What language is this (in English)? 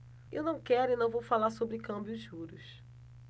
Portuguese